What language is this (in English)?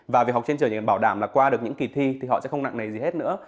Vietnamese